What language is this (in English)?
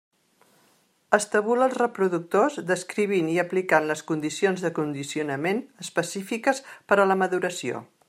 Catalan